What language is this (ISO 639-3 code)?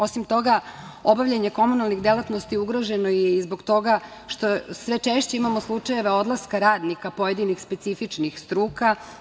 srp